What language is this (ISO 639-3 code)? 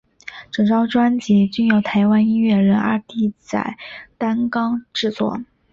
zho